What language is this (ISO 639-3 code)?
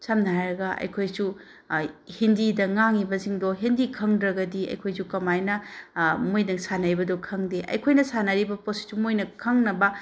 mni